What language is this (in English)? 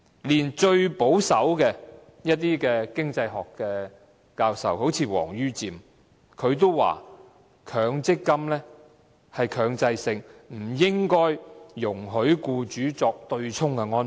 Cantonese